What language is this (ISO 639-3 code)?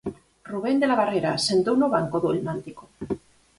glg